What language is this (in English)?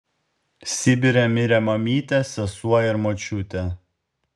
Lithuanian